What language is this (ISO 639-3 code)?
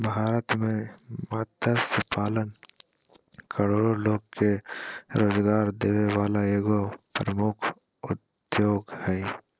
mag